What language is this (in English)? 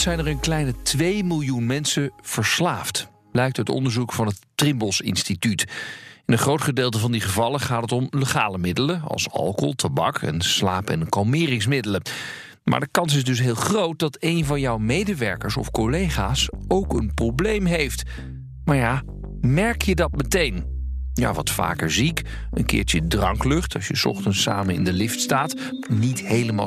Dutch